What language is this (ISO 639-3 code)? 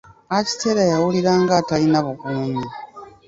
lug